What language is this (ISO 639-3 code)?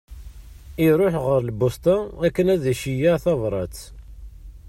kab